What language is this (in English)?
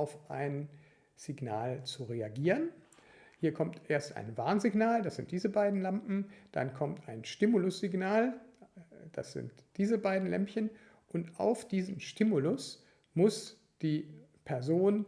German